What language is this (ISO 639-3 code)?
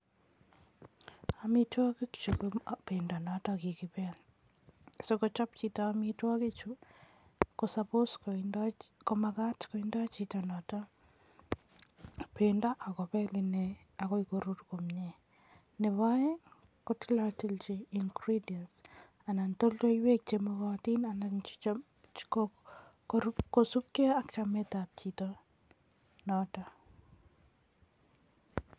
kln